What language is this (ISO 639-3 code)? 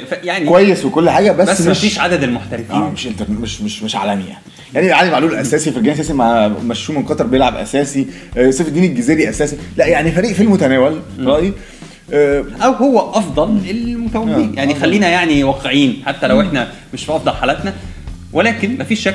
ara